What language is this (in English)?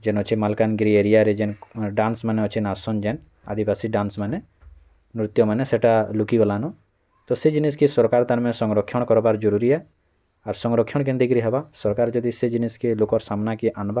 Odia